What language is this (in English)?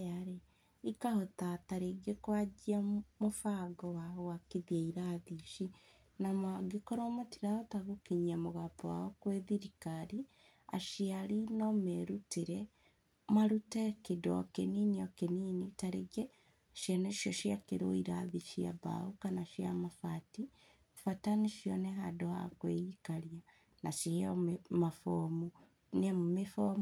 Kikuyu